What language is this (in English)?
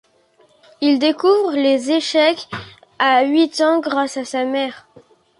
French